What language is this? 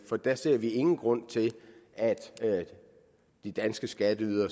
Danish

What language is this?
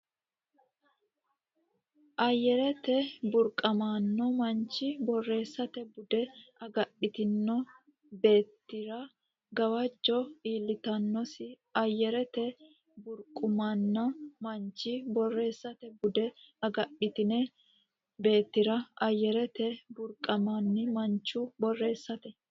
Sidamo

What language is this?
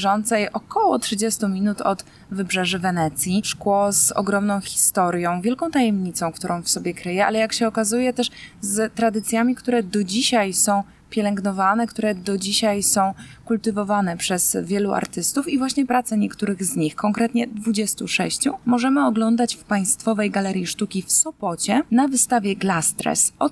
Polish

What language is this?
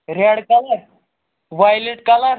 Kashmiri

